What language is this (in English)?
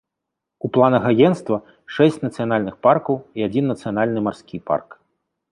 Belarusian